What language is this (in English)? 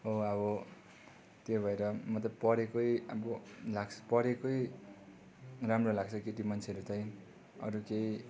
Nepali